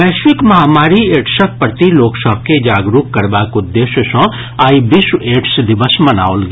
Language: Maithili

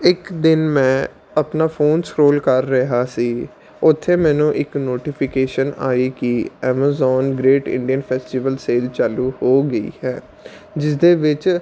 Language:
Punjabi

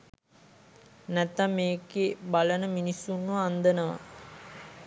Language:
Sinhala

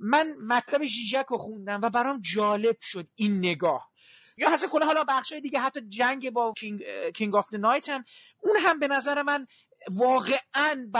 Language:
Persian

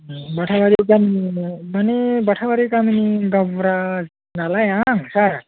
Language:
Bodo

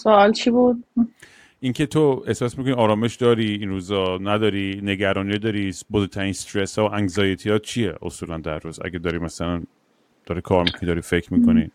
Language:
Persian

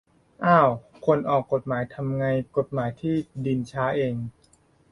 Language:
Thai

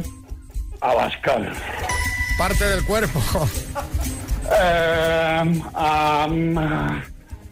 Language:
Spanish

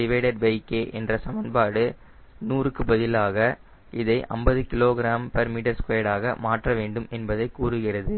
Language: Tamil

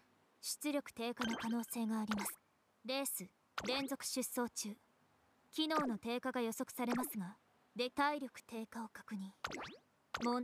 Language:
Japanese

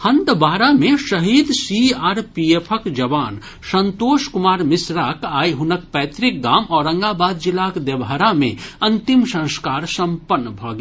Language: Maithili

